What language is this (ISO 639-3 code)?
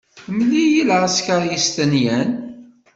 kab